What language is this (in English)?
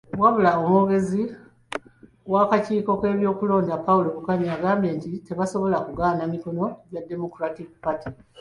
Ganda